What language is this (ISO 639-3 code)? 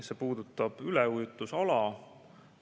est